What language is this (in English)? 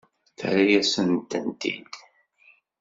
Kabyle